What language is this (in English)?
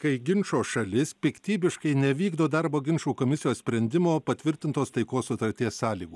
Lithuanian